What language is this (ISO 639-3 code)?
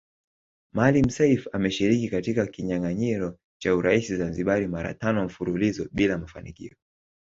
swa